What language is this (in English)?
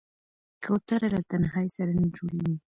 Pashto